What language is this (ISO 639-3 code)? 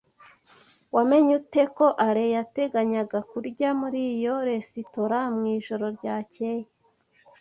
kin